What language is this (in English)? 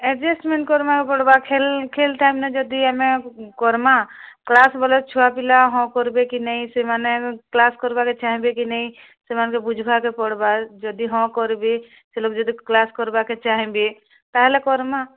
Odia